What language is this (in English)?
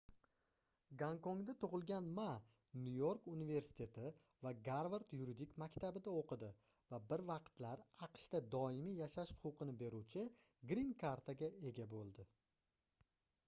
Uzbek